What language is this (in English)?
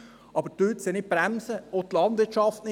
Swiss German